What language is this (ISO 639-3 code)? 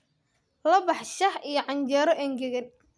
som